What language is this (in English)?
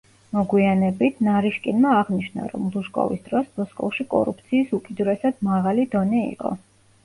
Georgian